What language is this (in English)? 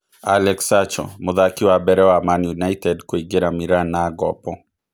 Kikuyu